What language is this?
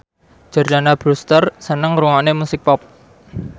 Javanese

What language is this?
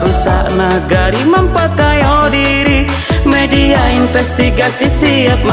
Indonesian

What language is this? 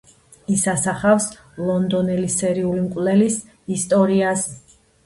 Georgian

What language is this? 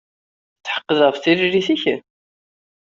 Kabyle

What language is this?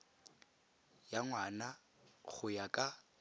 Tswana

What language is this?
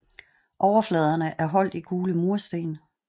Danish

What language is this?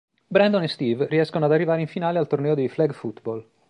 Italian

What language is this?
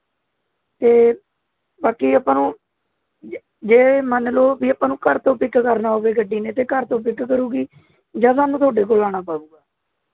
Punjabi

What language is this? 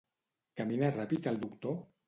Catalan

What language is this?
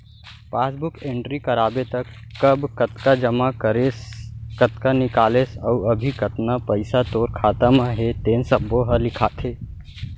Chhattisgarhi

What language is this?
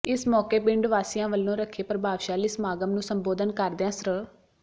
Punjabi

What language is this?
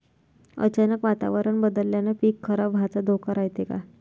Marathi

